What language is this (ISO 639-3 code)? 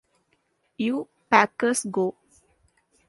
eng